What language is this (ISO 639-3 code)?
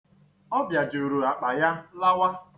ibo